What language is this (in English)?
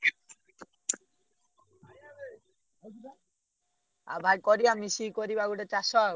Odia